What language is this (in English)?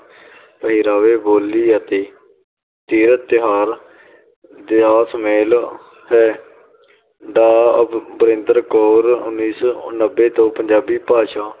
Punjabi